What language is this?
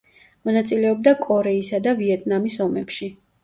Georgian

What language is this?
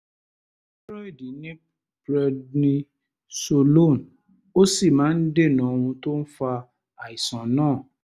Yoruba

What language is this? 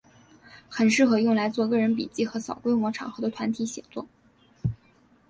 Chinese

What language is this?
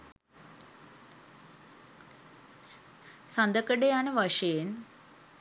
Sinhala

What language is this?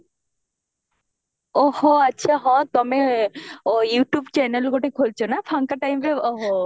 Odia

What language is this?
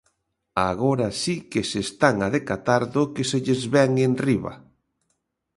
Galician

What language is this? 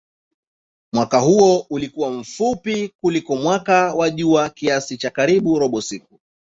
Swahili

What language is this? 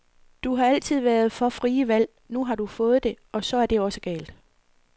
Danish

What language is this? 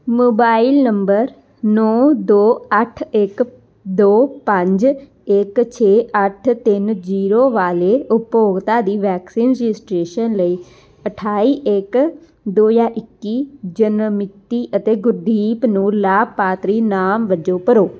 Punjabi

